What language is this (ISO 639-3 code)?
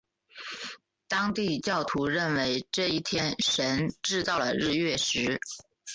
zho